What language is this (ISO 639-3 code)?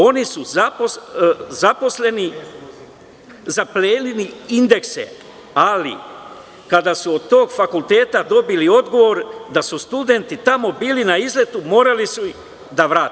srp